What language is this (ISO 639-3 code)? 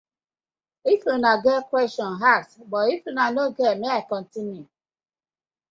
pcm